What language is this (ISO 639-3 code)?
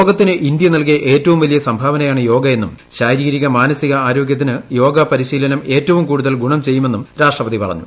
mal